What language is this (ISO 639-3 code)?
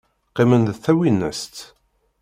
kab